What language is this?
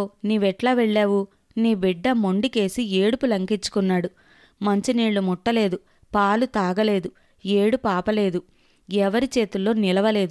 Telugu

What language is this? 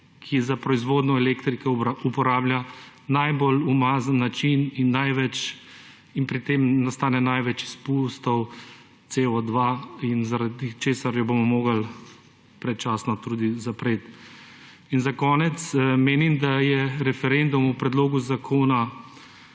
Slovenian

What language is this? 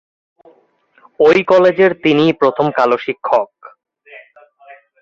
Bangla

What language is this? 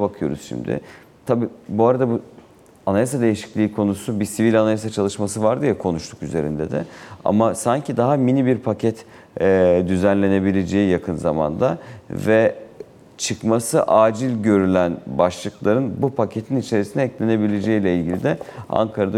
Turkish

